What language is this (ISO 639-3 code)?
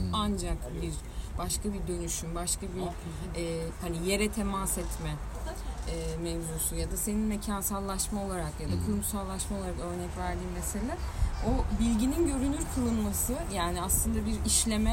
tur